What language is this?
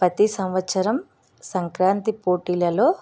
Telugu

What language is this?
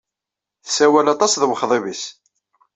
Kabyle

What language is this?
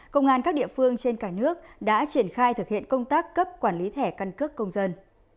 Vietnamese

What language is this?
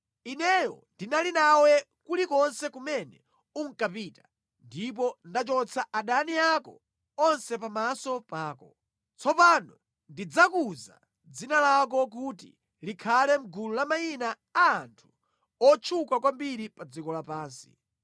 Nyanja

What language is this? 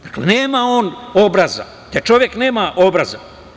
Serbian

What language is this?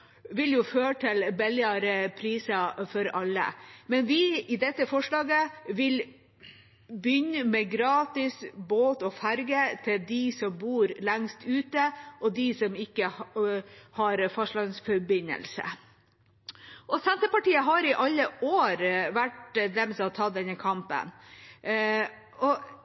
Norwegian Bokmål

